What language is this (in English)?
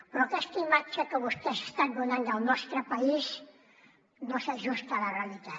Catalan